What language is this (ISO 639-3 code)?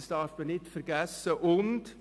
gsw